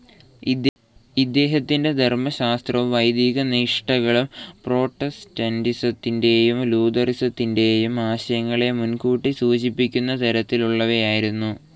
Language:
Malayalam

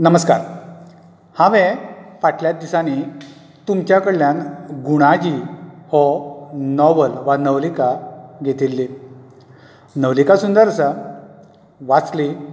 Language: Konkani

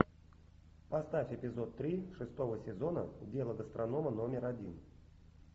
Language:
Russian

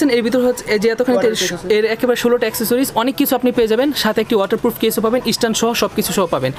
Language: German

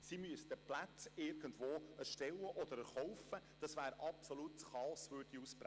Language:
Swiss German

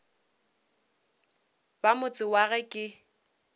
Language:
Northern Sotho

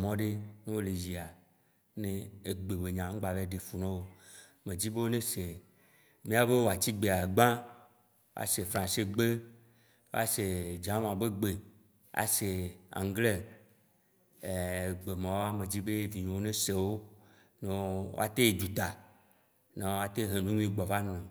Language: Waci Gbe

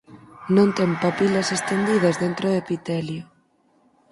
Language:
Galician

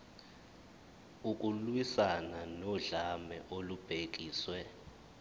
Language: Zulu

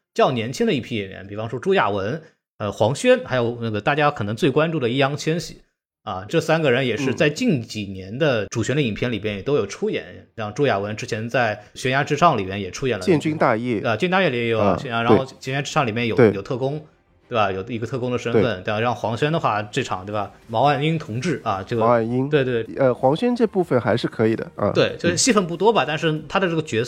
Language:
Chinese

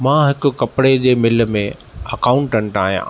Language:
Sindhi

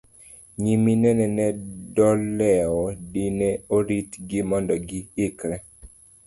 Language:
Luo (Kenya and Tanzania)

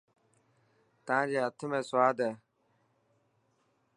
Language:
Dhatki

